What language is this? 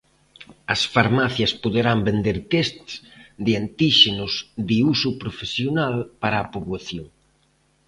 Galician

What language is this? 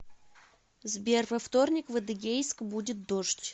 Russian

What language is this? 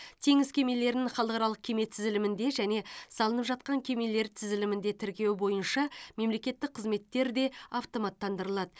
Kazakh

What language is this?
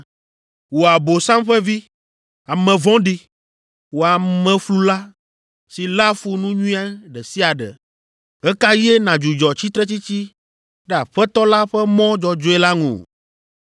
Ewe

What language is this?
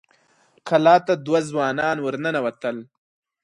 Pashto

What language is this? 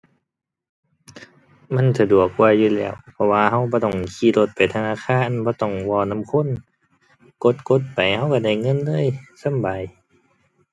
Thai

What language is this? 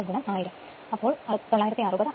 Malayalam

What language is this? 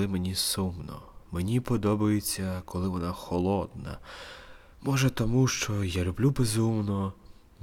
Ukrainian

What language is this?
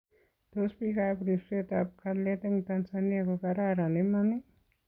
Kalenjin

